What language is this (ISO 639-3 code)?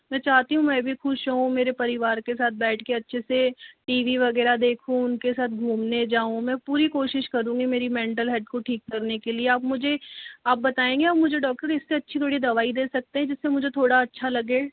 hin